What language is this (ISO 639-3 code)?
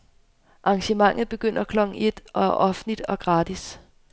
dan